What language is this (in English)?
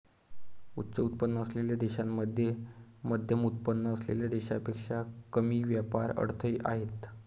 Marathi